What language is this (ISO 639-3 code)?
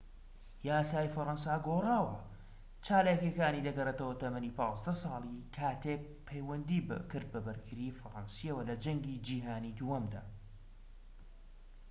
ckb